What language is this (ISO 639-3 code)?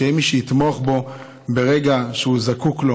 heb